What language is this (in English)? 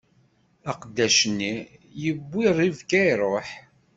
Kabyle